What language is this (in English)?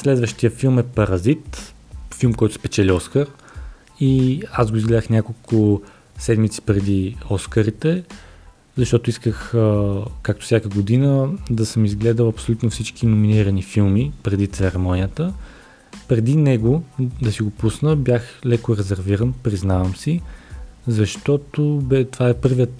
Bulgarian